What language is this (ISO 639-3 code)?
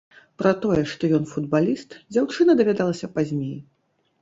bel